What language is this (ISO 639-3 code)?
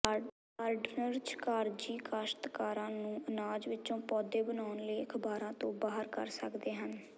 pan